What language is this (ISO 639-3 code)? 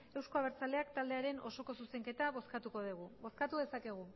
eus